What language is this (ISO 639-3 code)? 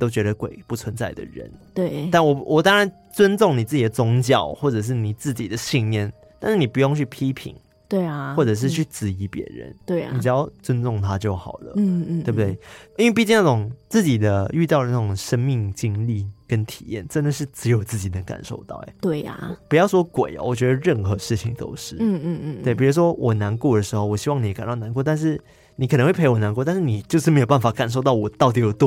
zho